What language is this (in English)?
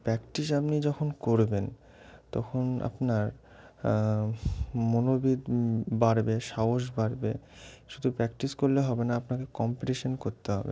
Bangla